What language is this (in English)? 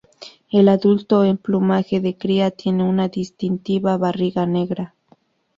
Spanish